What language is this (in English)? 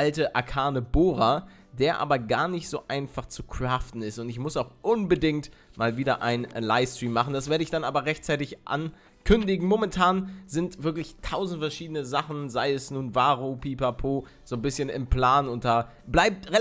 German